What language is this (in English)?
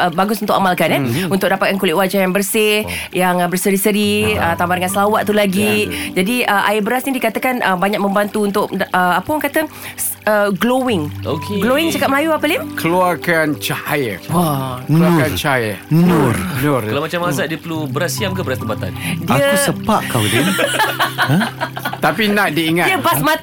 Malay